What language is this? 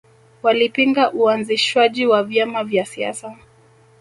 Swahili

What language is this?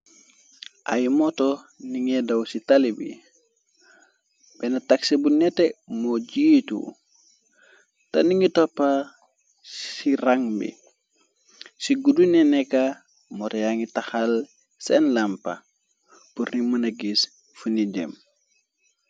Wolof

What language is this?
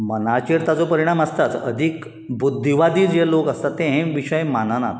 Konkani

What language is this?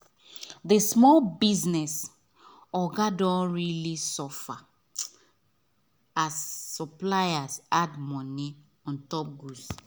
Nigerian Pidgin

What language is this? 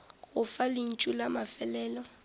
Northern Sotho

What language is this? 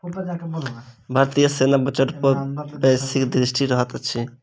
Maithili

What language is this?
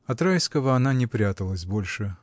Russian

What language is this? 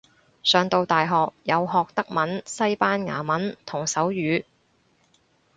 Cantonese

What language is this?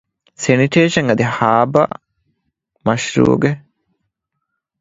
Divehi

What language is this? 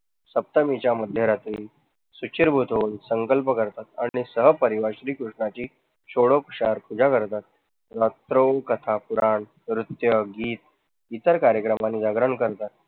Marathi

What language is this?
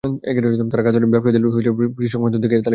Bangla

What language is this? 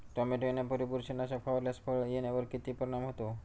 Marathi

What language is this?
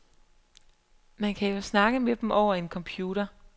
Danish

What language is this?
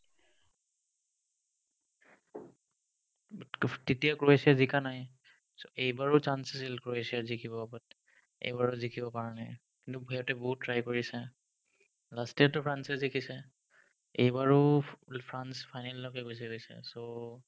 Assamese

